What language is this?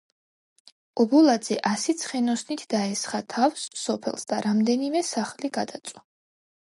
Georgian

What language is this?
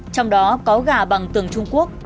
Vietnamese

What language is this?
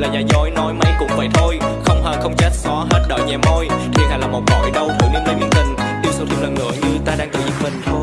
Vietnamese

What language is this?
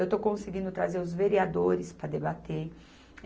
Portuguese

